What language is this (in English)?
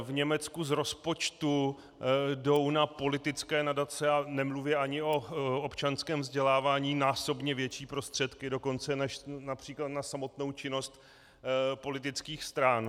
Czech